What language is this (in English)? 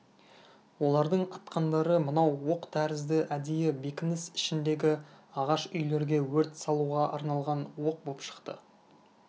Kazakh